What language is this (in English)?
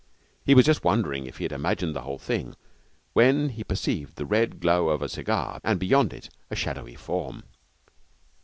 English